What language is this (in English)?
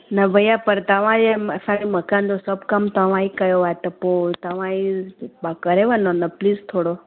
Sindhi